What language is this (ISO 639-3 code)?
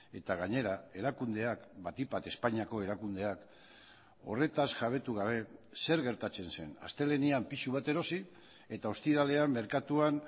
eus